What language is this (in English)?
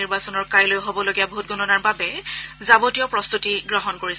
Assamese